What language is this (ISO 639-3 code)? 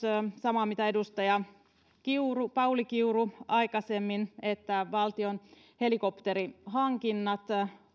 fin